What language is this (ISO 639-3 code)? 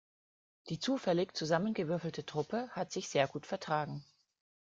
deu